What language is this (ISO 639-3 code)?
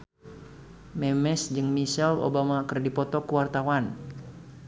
sun